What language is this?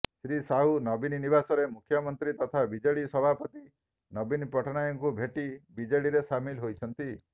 Odia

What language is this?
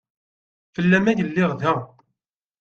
Kabyle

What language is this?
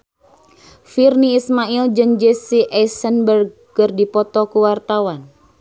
Sundanese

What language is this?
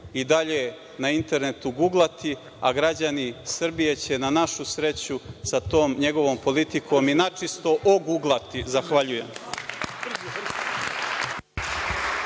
Serbian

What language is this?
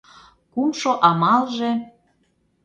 Mari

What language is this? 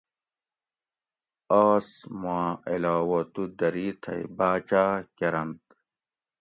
Gawri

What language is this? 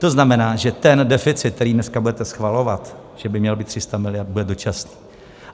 Czech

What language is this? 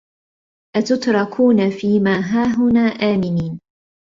Arabic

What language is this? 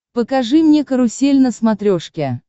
Russian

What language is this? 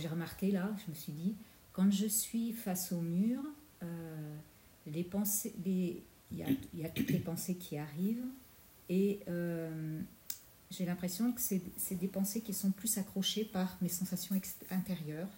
French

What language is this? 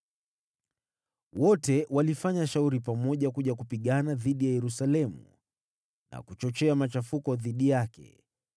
Swahili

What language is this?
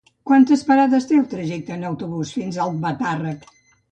Catalan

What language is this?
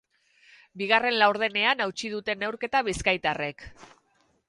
Basque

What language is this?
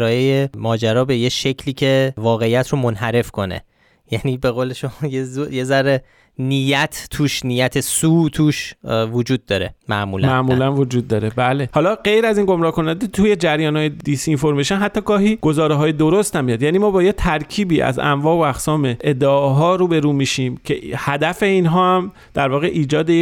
Persian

